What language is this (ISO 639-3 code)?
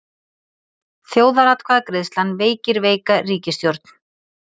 isl